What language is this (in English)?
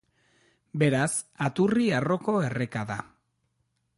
Basque